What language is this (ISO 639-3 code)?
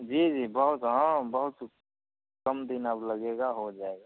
hin